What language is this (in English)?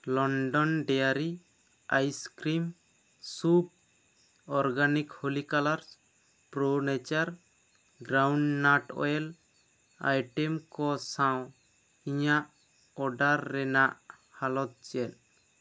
Santali